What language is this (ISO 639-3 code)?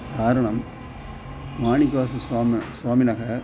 san